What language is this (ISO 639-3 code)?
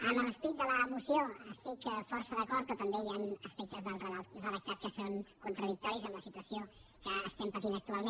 cat